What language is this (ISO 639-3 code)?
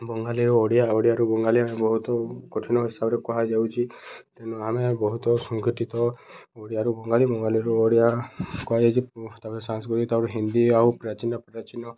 ori